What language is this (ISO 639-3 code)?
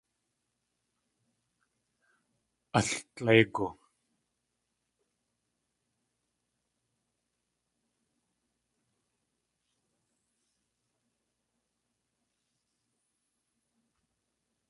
tli